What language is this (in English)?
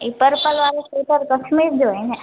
Sindhi